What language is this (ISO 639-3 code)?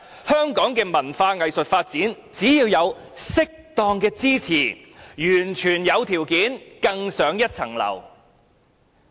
yue